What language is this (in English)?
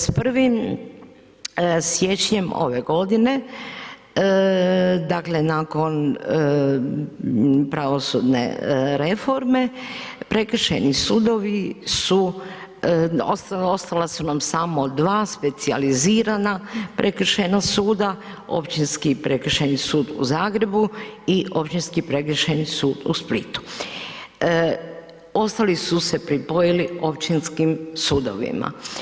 Croatian